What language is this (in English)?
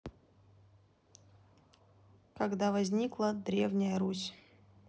Russian